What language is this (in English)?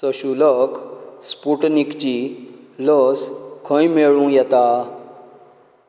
Konkani